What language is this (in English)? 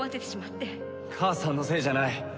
Japanese